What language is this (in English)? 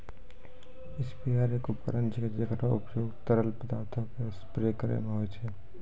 Maithili